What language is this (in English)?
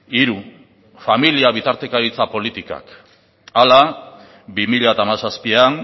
Basque